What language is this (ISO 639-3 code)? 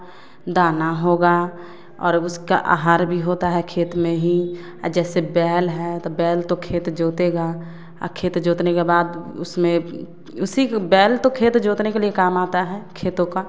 hin